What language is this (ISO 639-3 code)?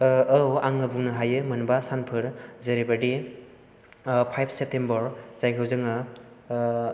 brx